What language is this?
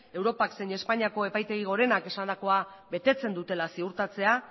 Basque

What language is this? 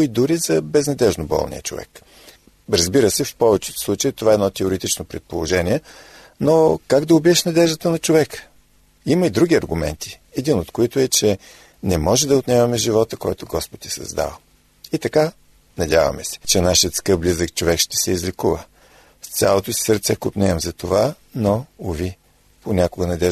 Bulgarian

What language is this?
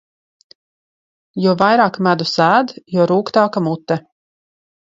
Latvian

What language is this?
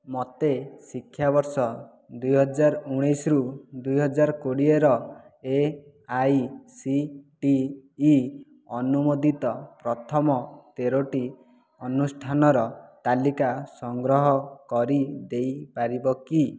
Odia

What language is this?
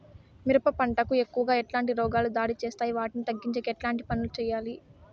Telugu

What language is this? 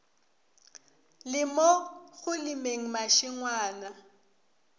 Northern Sotho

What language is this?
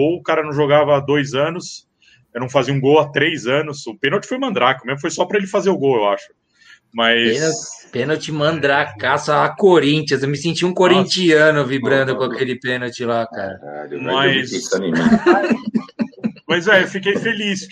Portuguese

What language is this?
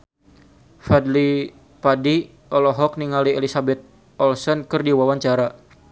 Sundanese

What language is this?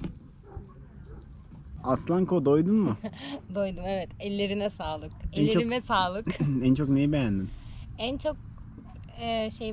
Turkish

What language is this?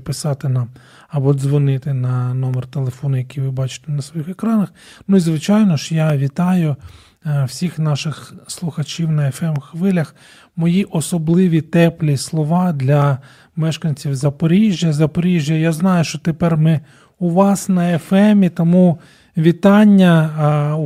Ukrainian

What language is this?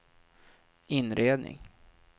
Swedish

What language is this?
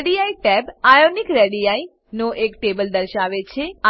Gujarati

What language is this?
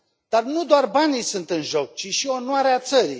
Romanian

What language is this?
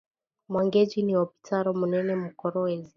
Swahili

